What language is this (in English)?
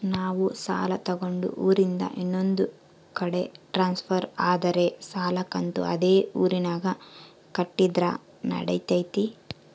Kannada